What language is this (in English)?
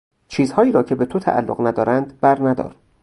Persian